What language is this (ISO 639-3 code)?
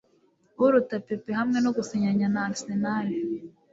kin